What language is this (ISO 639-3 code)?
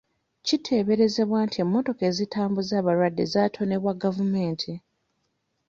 lug